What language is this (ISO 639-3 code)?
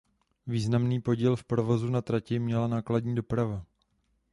ces